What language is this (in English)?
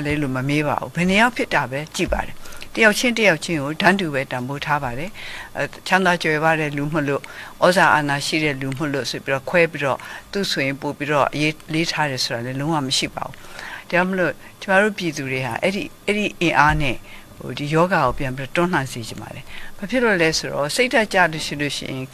Korean